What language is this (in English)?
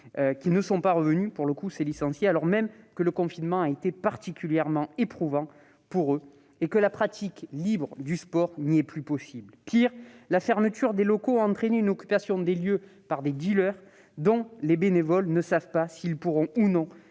French